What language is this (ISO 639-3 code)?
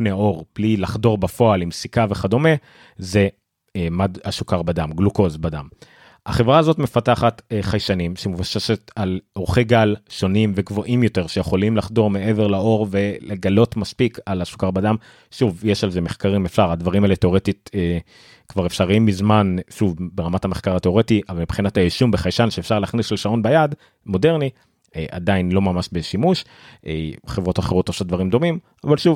heb